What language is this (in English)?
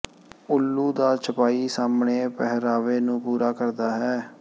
Punjabi